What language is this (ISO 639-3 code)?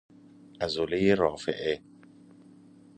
fas